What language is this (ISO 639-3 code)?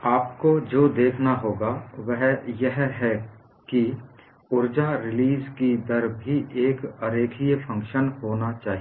hin